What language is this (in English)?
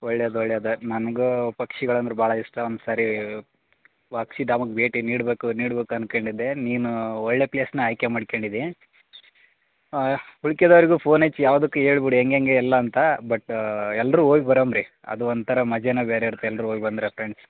Kannada